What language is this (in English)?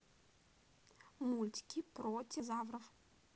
Russian